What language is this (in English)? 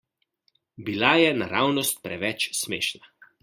Slovenian